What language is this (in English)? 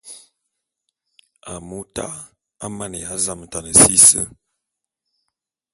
Bulu